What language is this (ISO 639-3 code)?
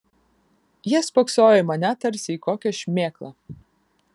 lit